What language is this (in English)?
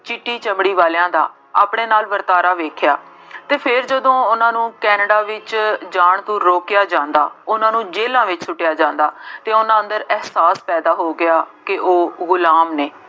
Punjabi